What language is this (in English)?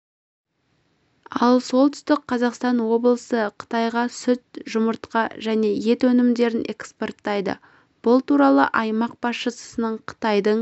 Kazakh